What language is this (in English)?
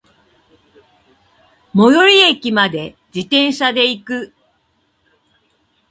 Japanese